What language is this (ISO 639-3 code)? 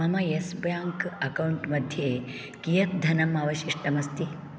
san